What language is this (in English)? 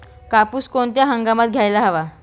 Marathi